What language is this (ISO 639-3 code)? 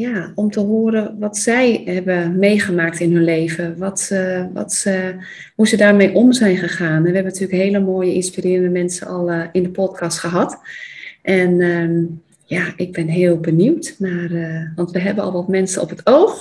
nld